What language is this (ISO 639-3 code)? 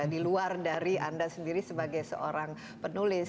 ind